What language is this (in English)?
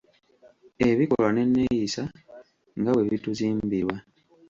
Ganda